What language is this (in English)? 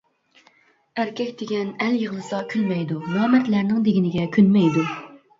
Uyghur